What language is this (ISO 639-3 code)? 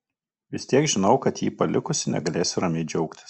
lit